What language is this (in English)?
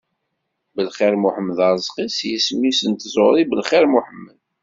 Kabyle